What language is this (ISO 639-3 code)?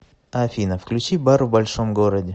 rus